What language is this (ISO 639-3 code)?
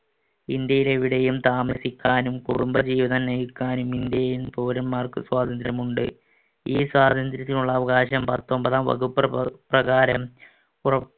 mal